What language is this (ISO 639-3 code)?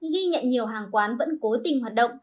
vie